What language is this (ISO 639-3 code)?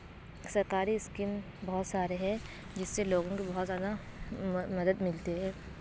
urd